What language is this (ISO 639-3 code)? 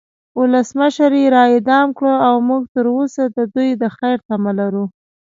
pus